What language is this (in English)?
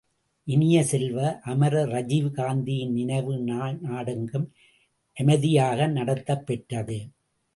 Tamil